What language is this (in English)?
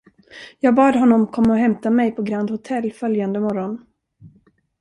Swedish